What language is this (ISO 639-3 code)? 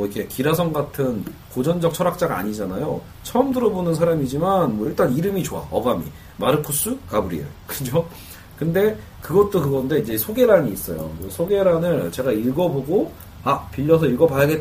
kor